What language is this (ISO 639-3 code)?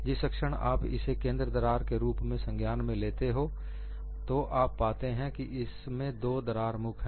hin